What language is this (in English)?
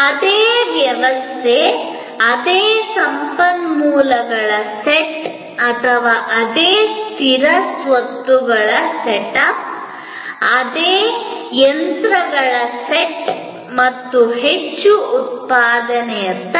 Kannada